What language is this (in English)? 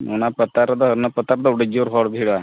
Santali